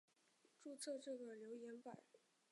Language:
Chinese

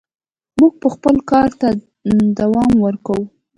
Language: Pashto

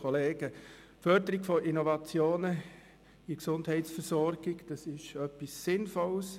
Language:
Swiss German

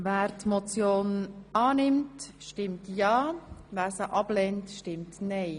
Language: Swiss German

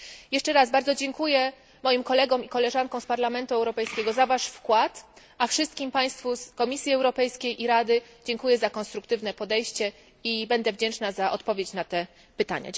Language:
Polish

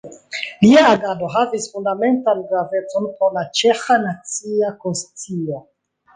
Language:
Esperanto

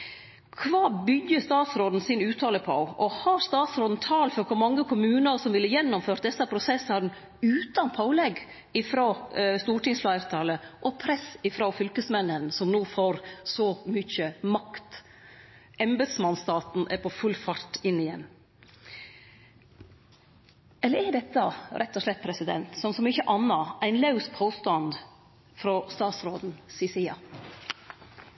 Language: Norwegian Nynorsk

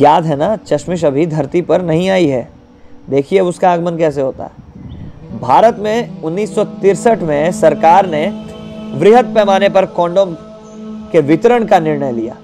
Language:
Hindi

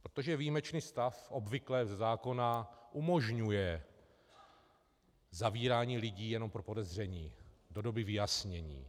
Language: Czech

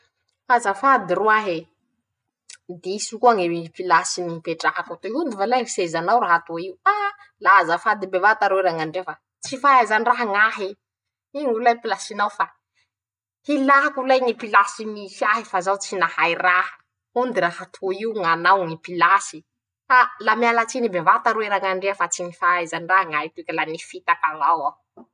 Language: Masikoro Malagasy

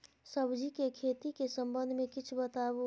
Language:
Maithili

